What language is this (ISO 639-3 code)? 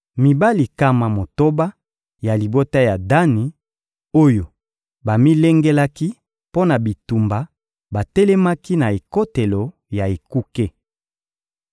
lin